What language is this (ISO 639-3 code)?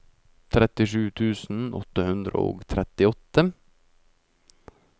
nor